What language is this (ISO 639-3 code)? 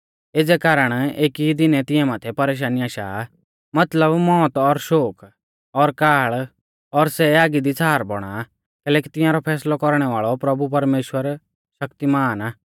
bfz